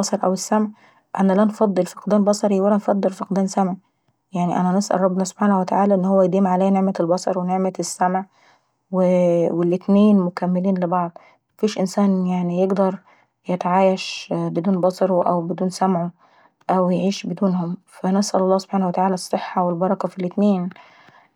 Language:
Saidi Arabic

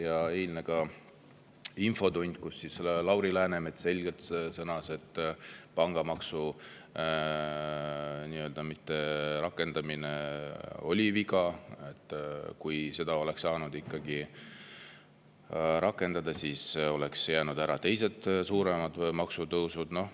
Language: Estonian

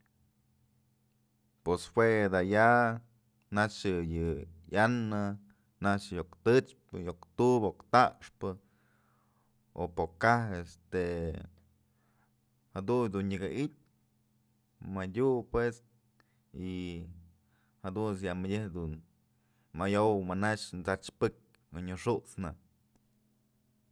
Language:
Mazatlán Mixe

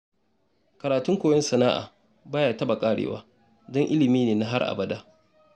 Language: Hausa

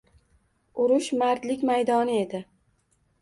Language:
Uzbek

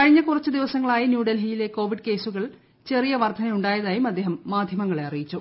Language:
Malayalam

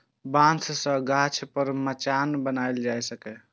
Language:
Maithili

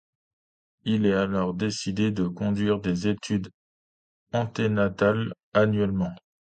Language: French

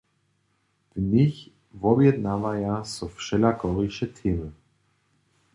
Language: Upper Sorbian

